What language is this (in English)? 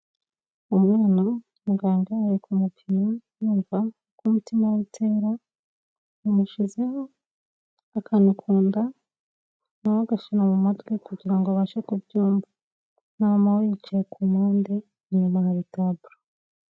Kinyarwanda